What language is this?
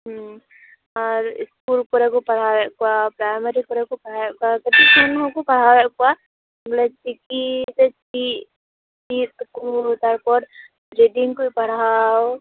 Santali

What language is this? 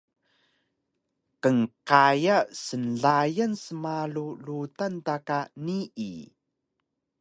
Taroko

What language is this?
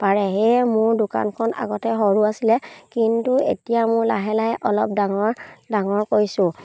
Assamese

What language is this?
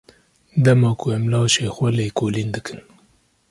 Kurdish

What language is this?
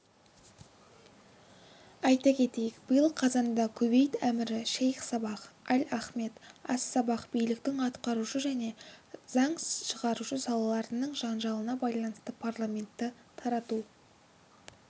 Kazakh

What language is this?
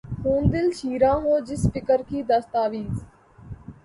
Urdu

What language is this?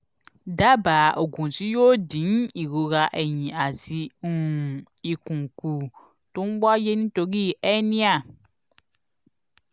Yoruba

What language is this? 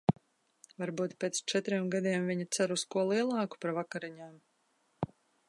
Latvian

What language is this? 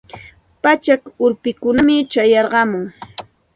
Santa Ana de Tusi Pasco Quechua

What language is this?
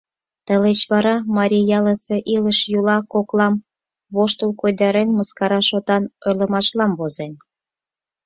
Mari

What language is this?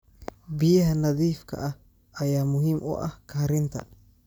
Somali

